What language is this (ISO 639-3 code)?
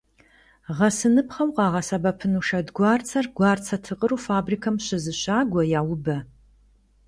kbd